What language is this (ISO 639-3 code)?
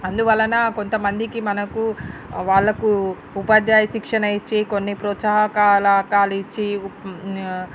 tel